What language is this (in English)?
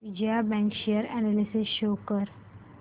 Marathi